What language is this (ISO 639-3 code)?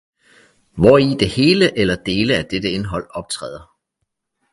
dan